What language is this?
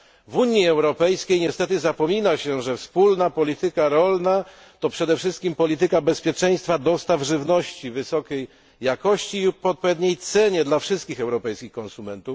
Polish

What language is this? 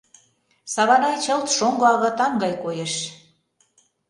Mari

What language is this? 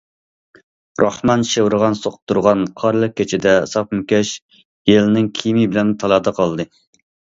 Uyghur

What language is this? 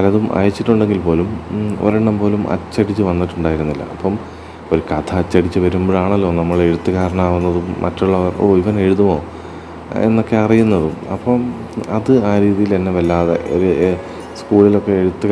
Malayalam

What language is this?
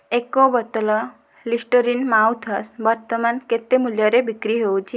Odia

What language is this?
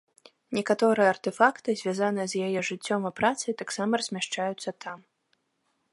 Belarusian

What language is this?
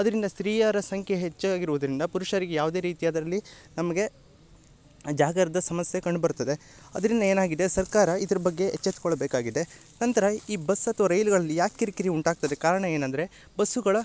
Kannada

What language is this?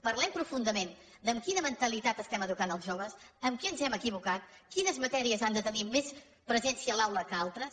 Catalan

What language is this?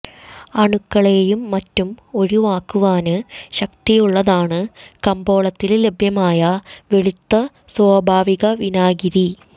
Malayalam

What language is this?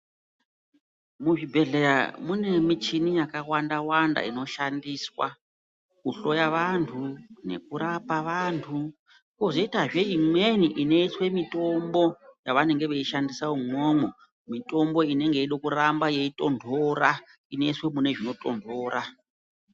Ndau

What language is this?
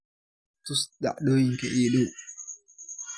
Somali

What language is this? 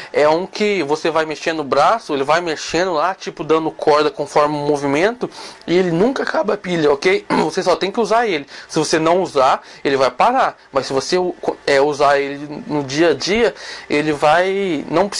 Portuguese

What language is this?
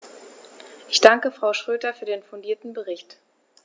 German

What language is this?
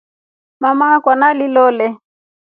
Rombo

